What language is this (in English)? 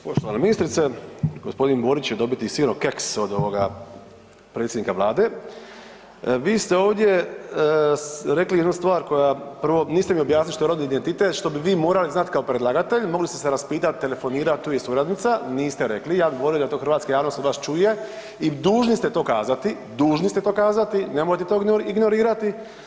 Croatian